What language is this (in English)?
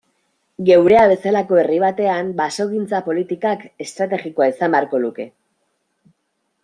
Basque